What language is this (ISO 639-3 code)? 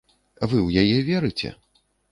bel